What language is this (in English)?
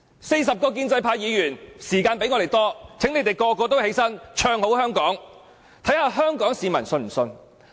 Cantonese